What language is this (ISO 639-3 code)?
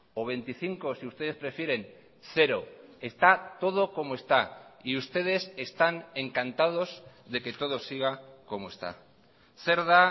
spa